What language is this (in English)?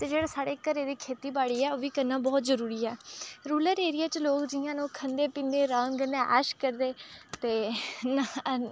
Dogri